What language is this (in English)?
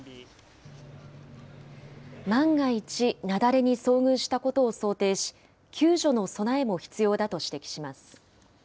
Japanese